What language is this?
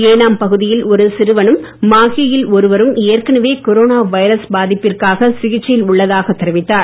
Tamil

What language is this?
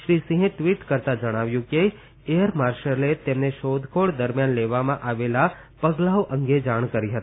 Gujarati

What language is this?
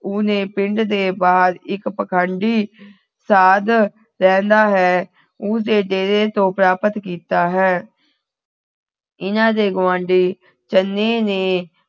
Punjabi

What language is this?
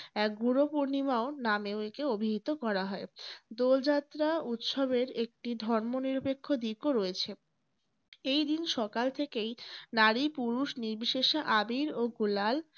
Bangla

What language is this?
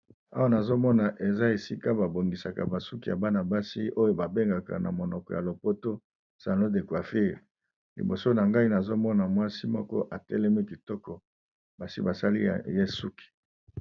Lingala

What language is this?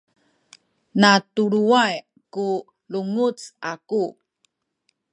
Sakizaya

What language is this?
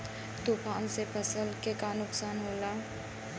Bhojpuri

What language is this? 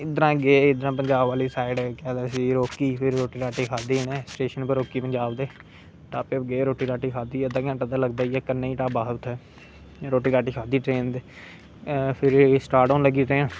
Dogri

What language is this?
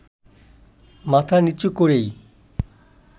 Bangla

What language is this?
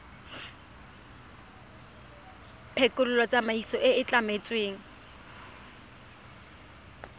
Tswana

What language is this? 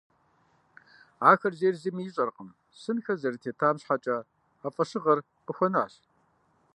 Kabardian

